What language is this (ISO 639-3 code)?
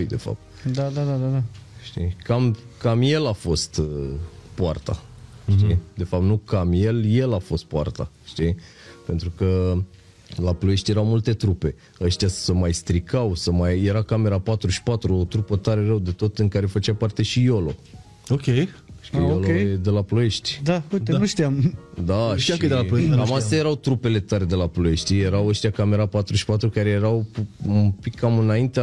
ron